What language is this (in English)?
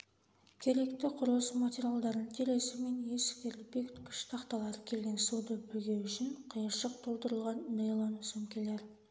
Kazakh